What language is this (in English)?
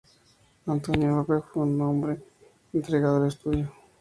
Spanish